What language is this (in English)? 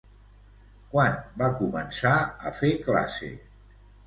Catalan